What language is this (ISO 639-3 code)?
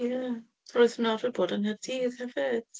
cym